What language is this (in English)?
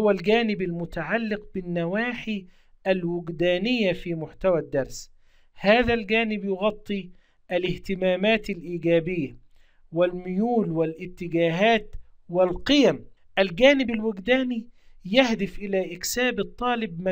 Arabic